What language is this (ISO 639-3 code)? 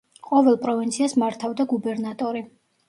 kat